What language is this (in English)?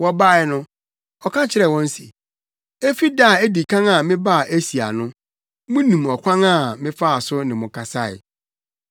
Akan